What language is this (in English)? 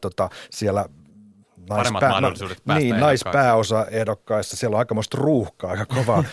Finnish